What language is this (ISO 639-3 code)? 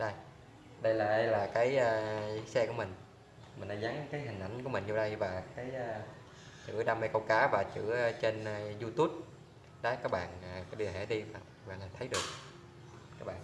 vie